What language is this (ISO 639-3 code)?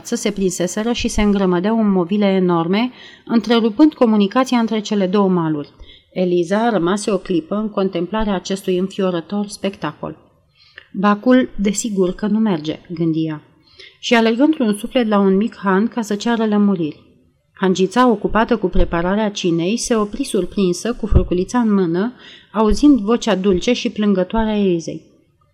ron